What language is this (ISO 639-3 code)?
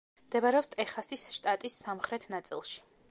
kat